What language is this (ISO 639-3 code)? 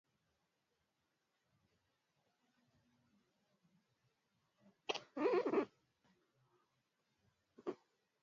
swa